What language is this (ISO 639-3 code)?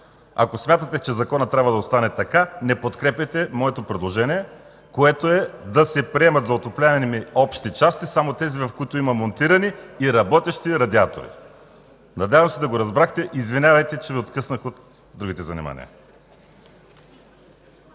bul